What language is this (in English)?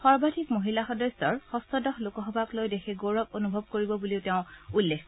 Assamese